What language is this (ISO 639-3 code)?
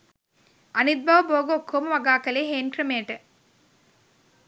sin